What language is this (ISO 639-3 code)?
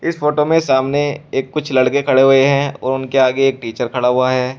hin